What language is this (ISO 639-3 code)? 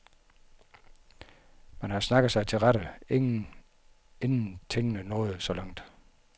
dan